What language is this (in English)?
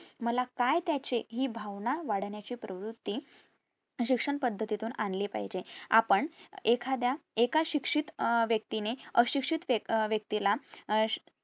Marathi